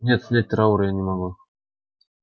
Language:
Russian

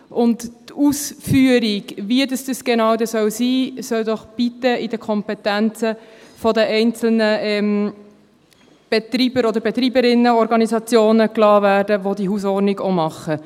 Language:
Swiss German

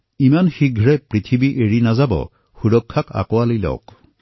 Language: Assamese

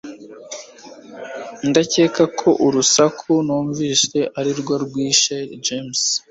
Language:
Kinyarwanda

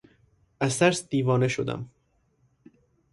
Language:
Persian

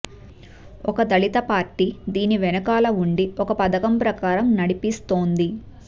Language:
Telugu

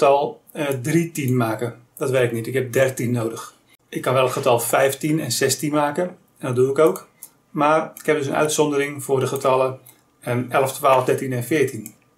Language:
Dutch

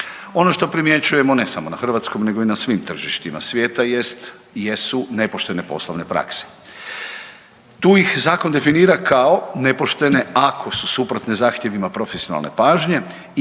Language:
Croatian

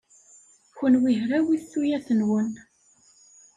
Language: Kabyle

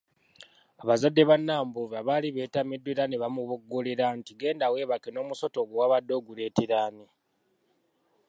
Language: Ganda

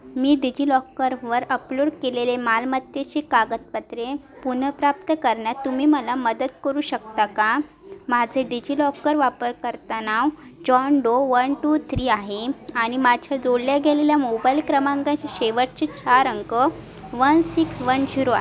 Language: Marathi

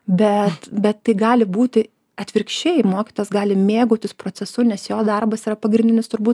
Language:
Lithuanian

